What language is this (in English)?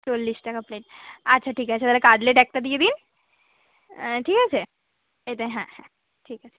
Bangla